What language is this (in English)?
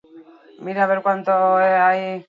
Basque